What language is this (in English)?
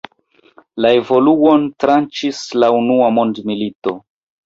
Esperanto